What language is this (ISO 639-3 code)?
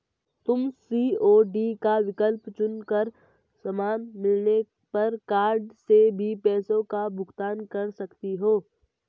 hin